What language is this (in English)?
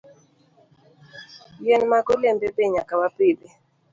Luo (Kenya and Tanzania)